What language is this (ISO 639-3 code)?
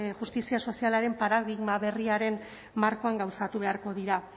eus